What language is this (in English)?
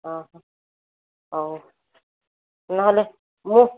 Odia